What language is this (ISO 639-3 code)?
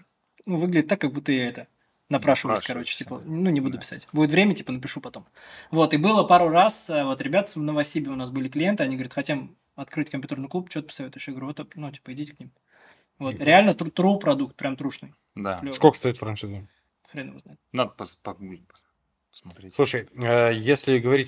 rus